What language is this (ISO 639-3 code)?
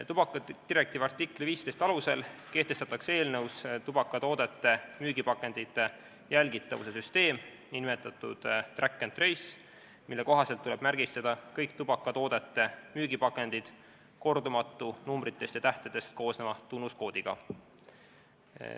est